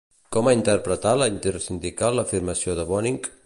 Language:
Catalan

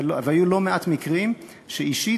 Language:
Hebrew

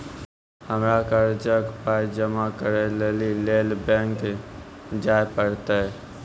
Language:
Maithili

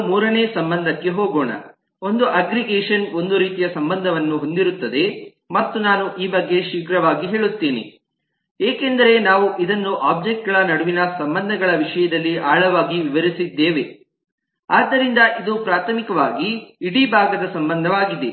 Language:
Kannada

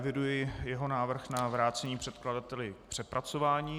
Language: Czech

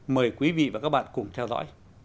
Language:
Vietnamese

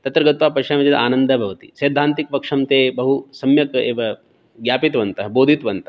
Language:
Sanskrit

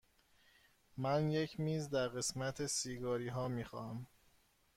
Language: Persian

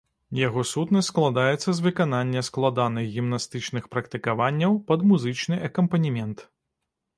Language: Belarusian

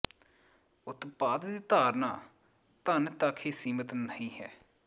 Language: Punjabi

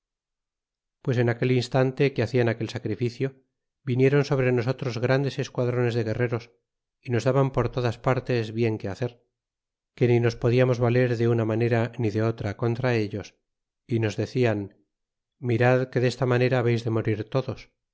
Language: Spanish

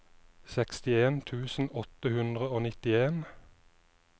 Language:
Norwegian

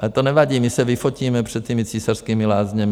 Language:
Czech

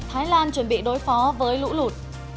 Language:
Vietnamese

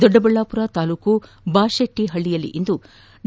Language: Kannada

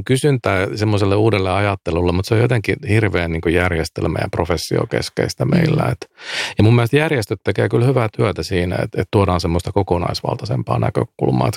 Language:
Finnish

